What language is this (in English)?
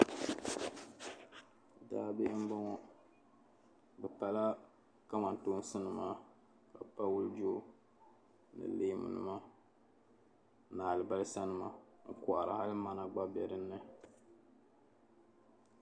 Dagbani